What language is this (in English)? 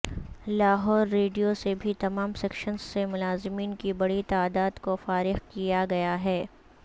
Urdu